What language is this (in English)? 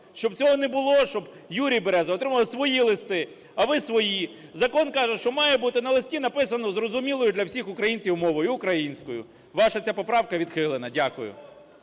Ukrainian